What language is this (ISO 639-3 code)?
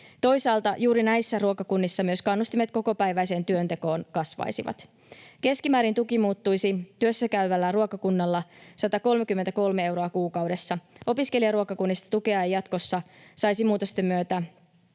fin